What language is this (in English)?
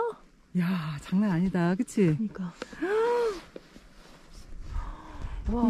Korean